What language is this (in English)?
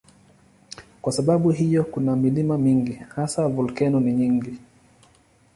Swahili